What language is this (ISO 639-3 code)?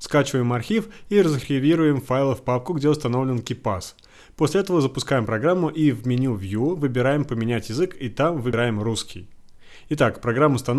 rus